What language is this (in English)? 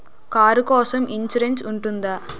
Telugu